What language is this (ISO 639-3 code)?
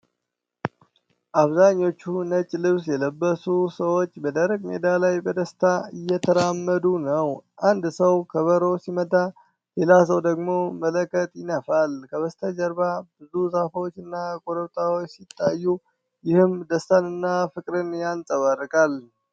amh